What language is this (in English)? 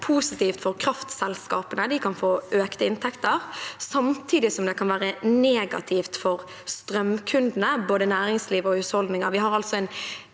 Norwegian